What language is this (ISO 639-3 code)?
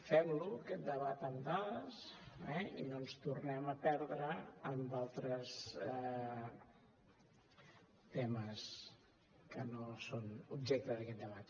cat